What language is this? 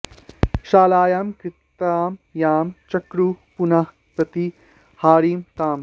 Sanskrit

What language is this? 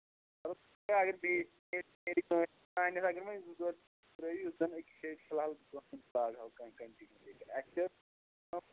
Kashmiri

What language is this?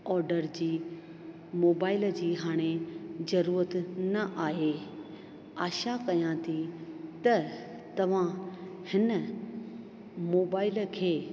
Sindhi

